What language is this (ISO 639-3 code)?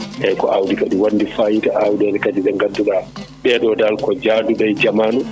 ful